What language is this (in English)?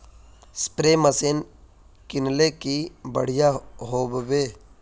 Magahi